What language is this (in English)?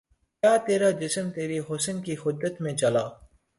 Urdu